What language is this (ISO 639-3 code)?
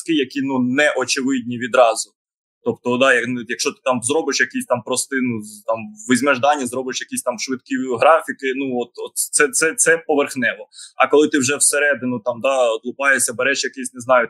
ukr